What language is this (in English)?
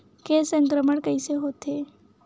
Chhattisgarhi